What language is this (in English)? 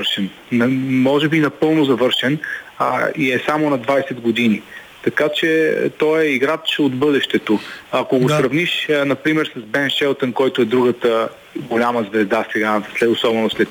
Bulgarian